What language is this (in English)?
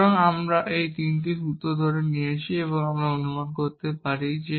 Bangla